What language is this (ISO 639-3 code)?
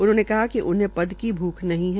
hin